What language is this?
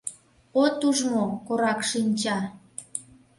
Mari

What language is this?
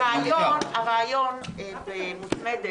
Hebrew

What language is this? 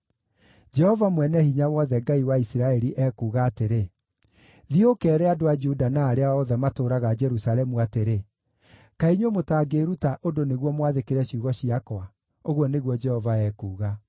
Kikuyu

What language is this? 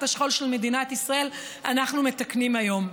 Hebrew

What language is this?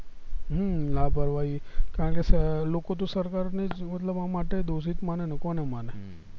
Gujarati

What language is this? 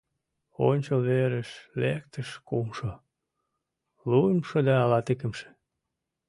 Mari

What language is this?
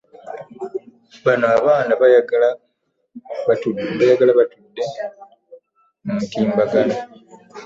Ganda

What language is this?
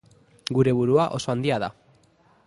Basque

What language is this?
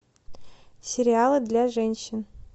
Russian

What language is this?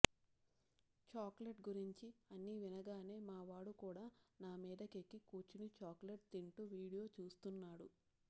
Telugu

